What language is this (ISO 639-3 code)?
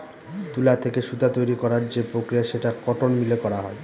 ben